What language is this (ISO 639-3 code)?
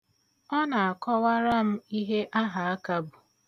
ibo